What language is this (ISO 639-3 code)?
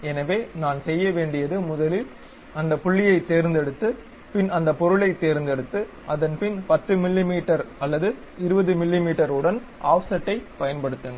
tam